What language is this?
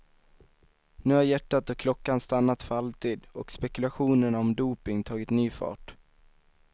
Swedish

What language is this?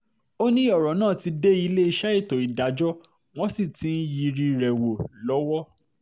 Yoruba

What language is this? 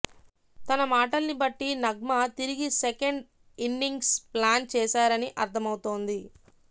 Telugu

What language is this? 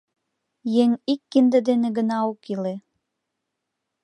Mari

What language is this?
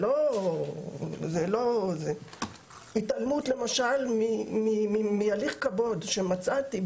Hebrew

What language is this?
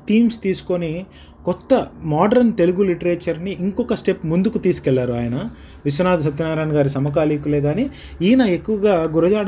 Telugu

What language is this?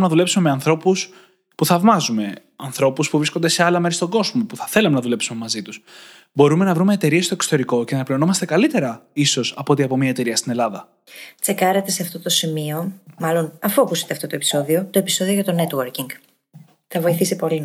Greek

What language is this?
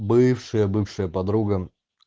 Russian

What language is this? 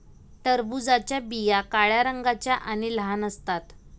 Marathi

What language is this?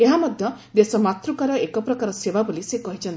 Odia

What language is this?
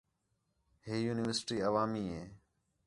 Khetrani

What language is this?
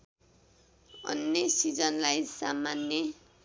Nepali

